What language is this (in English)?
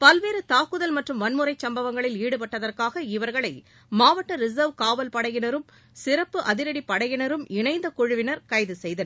Tamil